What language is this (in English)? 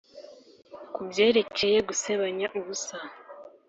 Kinyarwanda